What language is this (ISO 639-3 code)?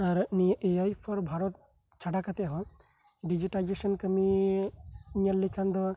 sat